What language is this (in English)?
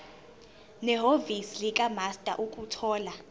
Zulu